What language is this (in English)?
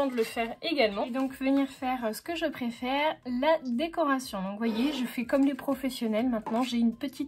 French